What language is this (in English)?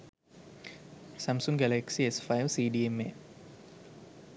Sinhala